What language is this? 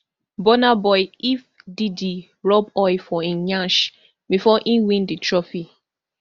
Nigerian Pidgin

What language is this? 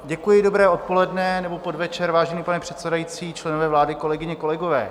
Czech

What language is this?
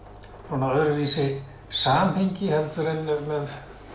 Icelandic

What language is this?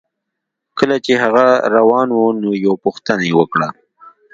Pashto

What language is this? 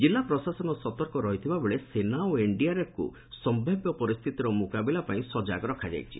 Odia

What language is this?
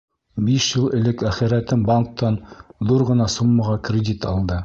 Bashkir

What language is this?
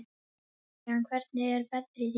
Icelandic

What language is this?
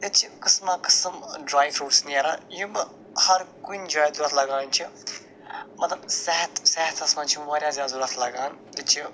Kashmiri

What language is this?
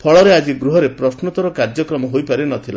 Odia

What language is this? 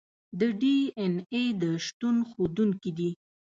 Pashto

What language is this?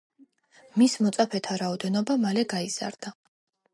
Georgian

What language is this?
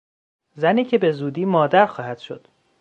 Persian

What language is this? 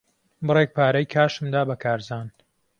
Central Kurdish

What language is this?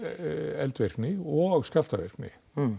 Icelandic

